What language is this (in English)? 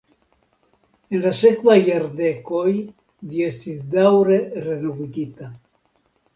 Esperanto